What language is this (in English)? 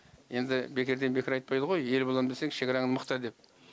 Kazakh